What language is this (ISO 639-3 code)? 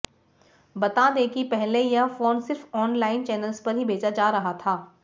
hin